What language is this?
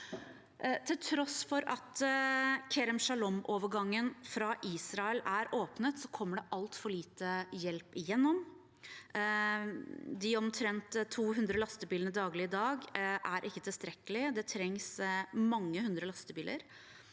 Norwegian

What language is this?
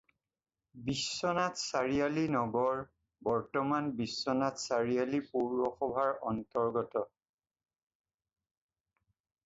Assamese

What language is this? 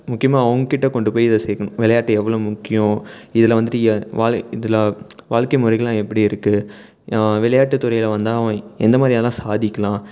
Tamil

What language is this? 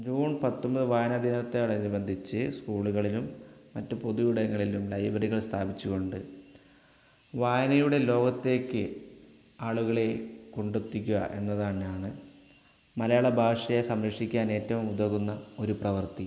Malayalam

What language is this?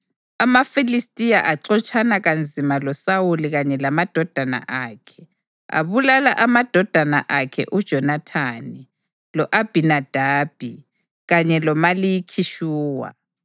North Ndebele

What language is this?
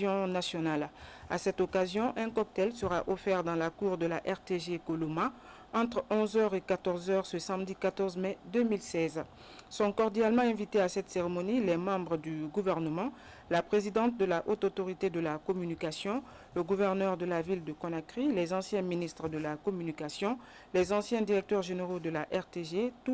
French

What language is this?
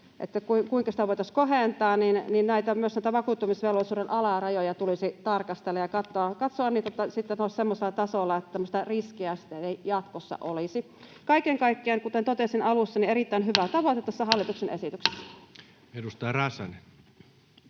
Finnish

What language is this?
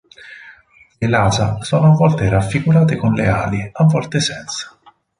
Italian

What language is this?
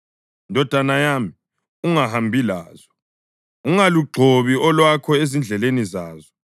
North Ndebele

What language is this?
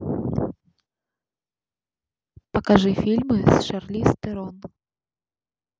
Russian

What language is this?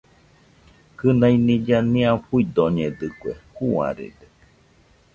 Nüpode Huitoto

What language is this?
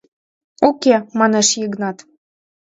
Mari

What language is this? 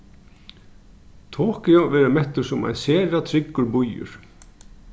Faroese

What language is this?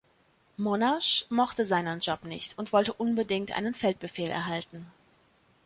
German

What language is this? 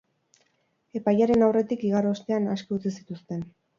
Basque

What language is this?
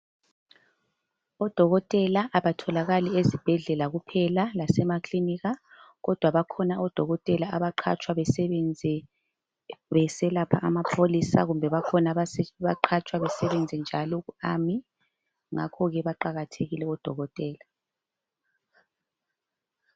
North Ndebele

